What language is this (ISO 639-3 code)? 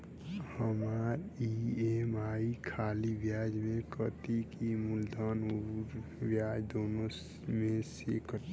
bho